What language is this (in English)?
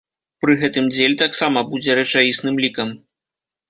Belarusian